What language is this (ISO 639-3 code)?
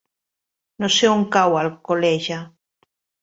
cat